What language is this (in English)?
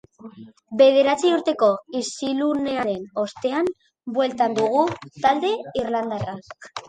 Basque